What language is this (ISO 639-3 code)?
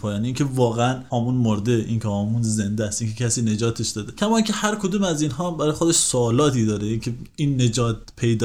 fas